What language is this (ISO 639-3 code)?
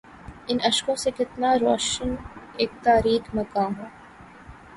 urd